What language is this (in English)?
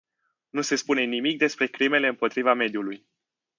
Romanian